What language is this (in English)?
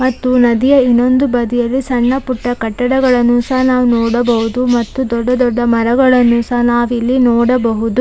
Kannada